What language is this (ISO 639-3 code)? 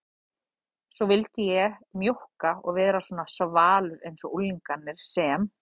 isl